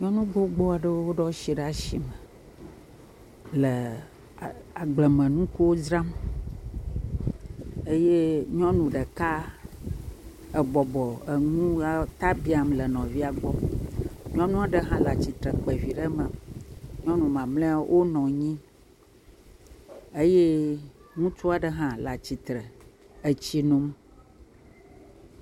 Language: Ewe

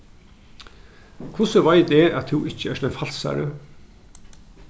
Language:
Faroese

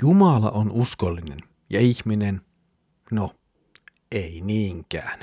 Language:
Finnish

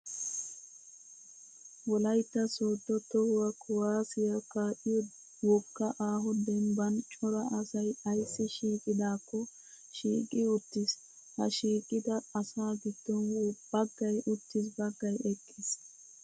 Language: Wolaytta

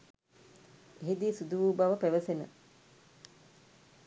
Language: Sinhala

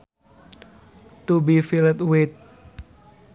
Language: Sundanese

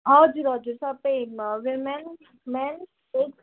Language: Nepali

